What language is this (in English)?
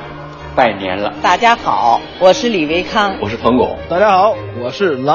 Chinese